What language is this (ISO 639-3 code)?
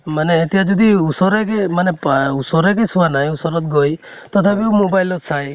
asm